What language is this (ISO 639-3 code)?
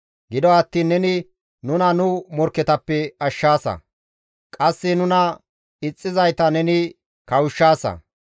gmv